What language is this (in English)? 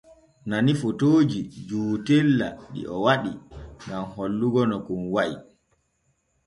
Borgu Fulfulde